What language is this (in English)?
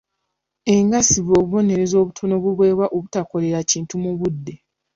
Ganda